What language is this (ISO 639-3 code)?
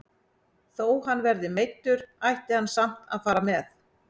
isl